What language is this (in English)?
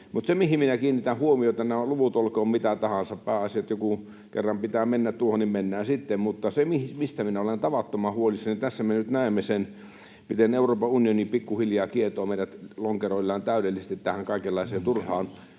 Finnish